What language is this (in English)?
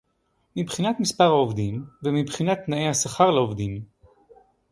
Hebrew